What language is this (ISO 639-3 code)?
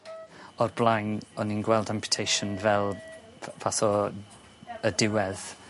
cym